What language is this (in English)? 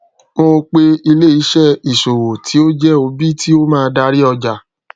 Yoruba